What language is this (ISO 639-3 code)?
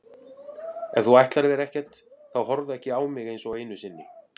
isl